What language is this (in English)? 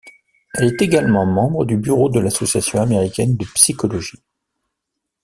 French